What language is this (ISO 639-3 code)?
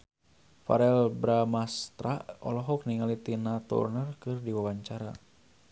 sun